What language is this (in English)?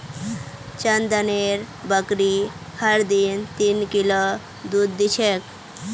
Magahi